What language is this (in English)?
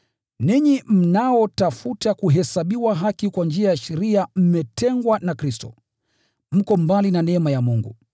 Swahili